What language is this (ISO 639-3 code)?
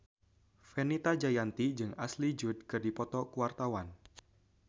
sun